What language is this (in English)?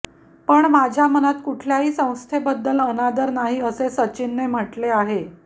Marathi